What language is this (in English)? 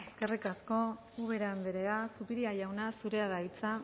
Basque